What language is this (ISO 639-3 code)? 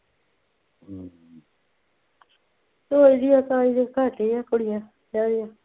pan